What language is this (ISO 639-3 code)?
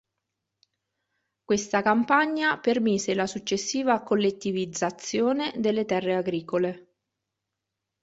ita